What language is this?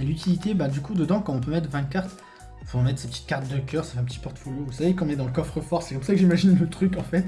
French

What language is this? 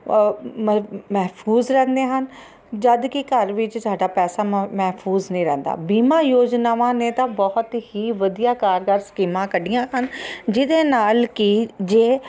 Punjabi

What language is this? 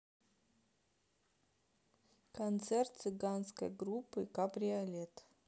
Russian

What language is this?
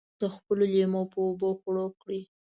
Pashto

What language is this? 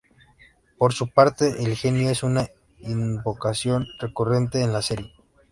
Spanish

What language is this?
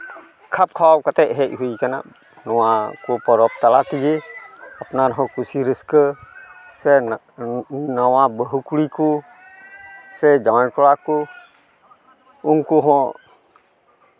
Santali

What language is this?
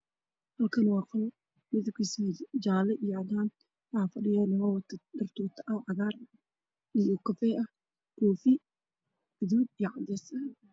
Somali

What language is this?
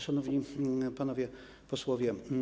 Polish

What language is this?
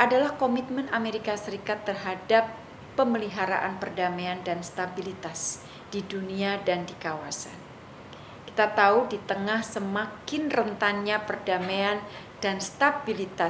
Indonesian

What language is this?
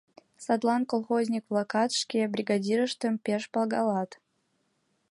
Mari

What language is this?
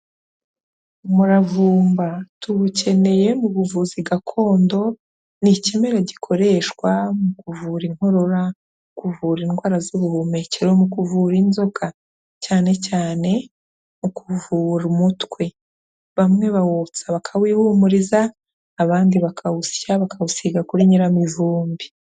Kinyarwanda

